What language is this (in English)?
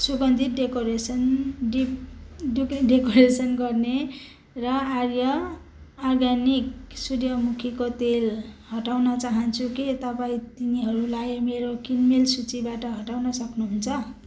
Nepali